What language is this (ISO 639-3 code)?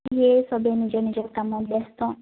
asm